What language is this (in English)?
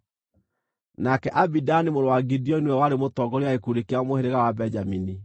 Kikuyu